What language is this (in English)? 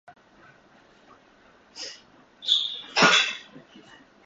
Japanese